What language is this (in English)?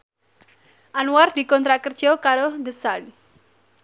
Javanese